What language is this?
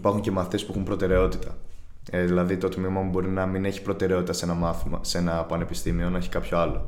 Greek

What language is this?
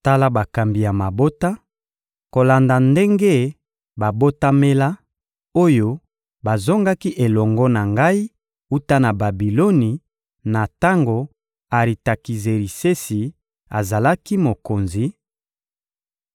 Lingala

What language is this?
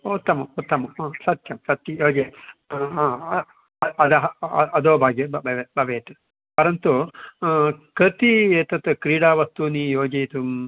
Sanskrit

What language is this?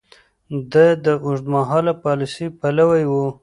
Pashto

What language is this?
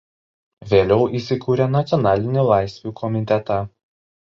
Lithuanian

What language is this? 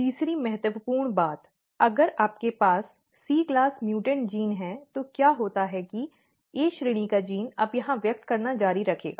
Hindi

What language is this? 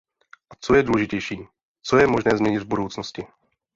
Czech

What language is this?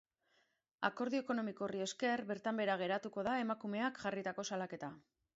Basque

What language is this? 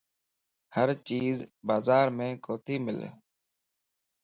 Lasi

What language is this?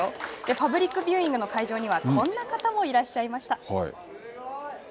Japanese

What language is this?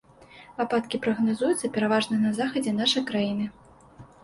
Belarusian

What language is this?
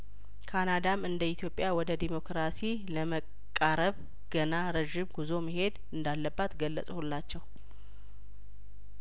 Amharic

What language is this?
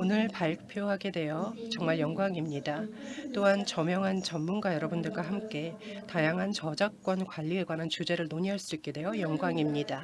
Korean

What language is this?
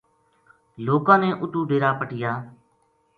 Gujari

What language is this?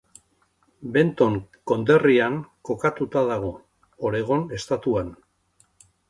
Basque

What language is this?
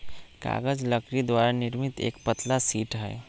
Magahi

